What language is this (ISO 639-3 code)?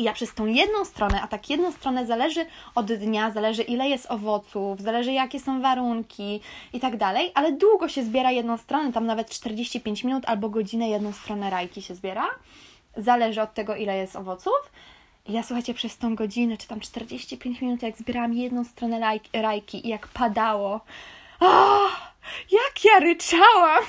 pol